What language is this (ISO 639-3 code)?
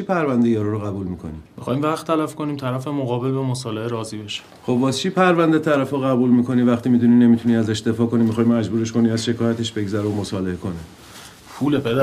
fas